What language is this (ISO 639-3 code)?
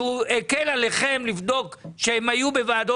heb